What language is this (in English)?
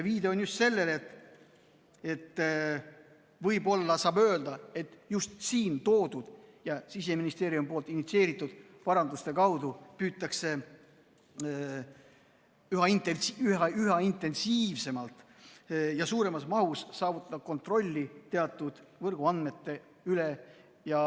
Estonian